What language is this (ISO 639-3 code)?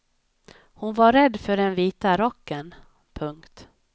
swe